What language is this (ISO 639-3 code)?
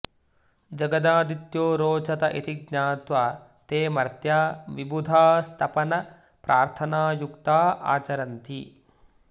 san